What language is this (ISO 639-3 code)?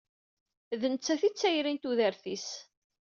kab